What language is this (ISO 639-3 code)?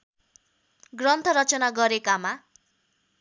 nep